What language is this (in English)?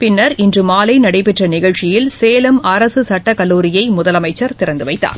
Tamil